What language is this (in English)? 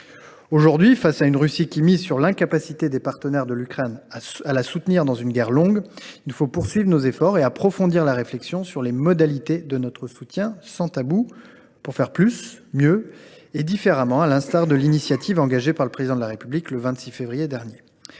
French